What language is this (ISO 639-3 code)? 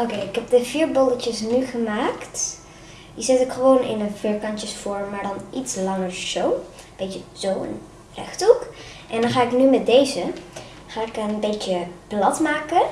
nld